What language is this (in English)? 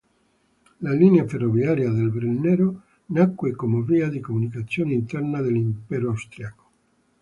Italian